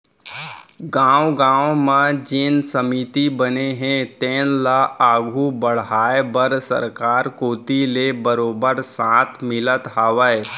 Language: Chhattisgarhi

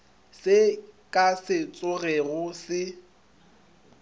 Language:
Northern Sotho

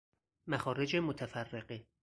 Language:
Persian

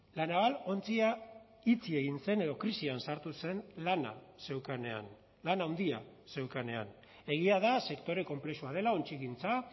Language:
Basque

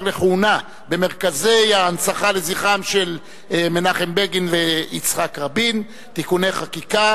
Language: Hebrew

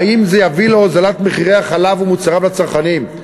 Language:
Hebrew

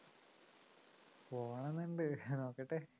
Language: Malayalam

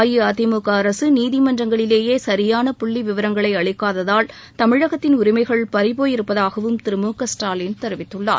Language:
Tamil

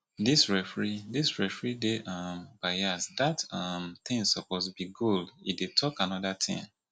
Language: Nigerian Pidgin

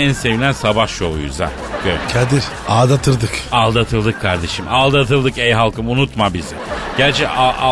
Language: Turkish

